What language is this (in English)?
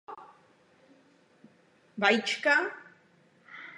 Czech